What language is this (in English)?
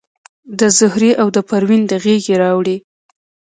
Pashto